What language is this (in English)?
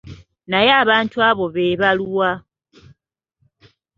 Ganda